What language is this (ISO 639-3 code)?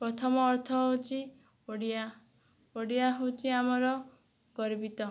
ori